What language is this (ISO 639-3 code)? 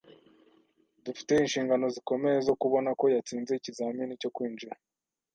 kin